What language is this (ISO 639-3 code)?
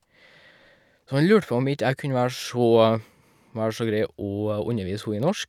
nor